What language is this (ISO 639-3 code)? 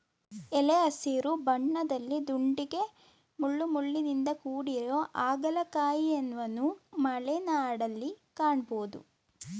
kan